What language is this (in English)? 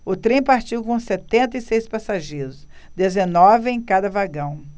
Portuguese